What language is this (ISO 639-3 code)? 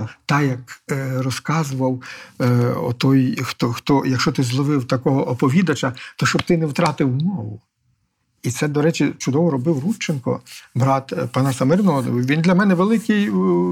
ukr